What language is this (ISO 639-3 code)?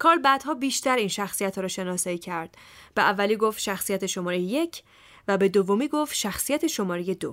fas